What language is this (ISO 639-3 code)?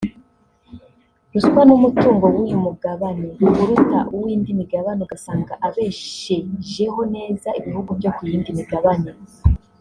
kin